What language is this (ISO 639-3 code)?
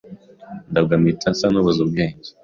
kin